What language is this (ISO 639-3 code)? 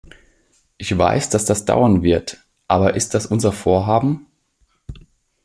deu